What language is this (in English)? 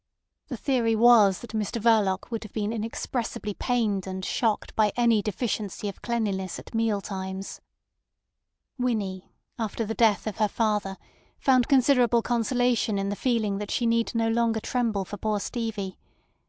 English